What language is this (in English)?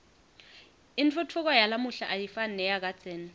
Swati